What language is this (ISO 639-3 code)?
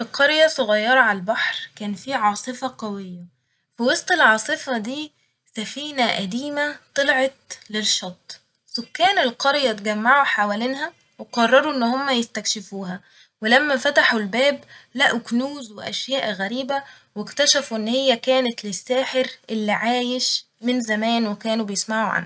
arz